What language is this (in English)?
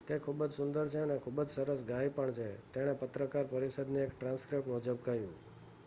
Gujarati